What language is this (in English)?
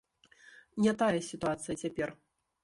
Belarusian